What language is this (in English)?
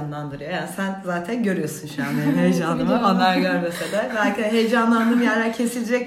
Turkish